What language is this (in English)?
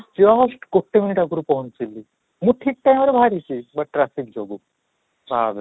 Odia